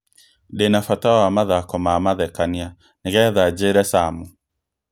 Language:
Kikuyu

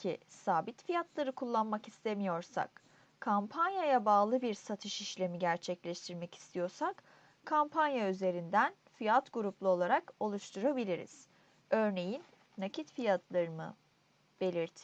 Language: Turkish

